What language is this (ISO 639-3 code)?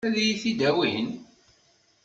kab